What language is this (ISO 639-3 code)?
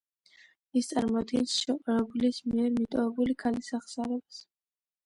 kat